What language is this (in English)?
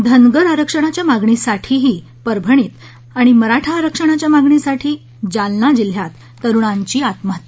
Marathi